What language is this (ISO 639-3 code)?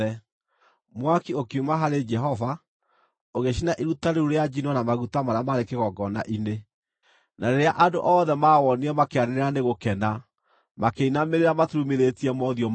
kik